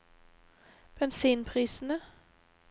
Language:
Norwegian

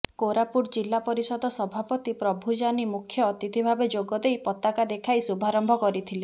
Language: Odia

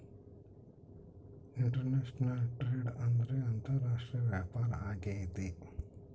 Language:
Kannada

